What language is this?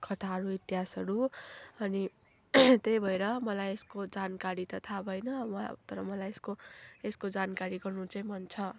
Nepali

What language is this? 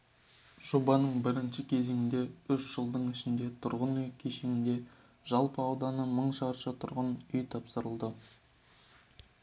Kazakh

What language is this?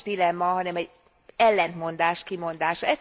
Hungarian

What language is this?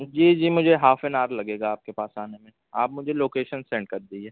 Urdu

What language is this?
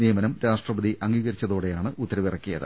Malayalam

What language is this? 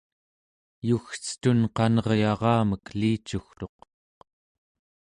Central Yupik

